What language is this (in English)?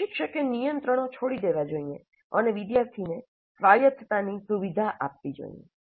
Gujarati